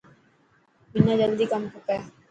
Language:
Dhatki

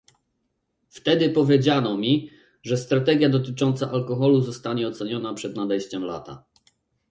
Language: Polish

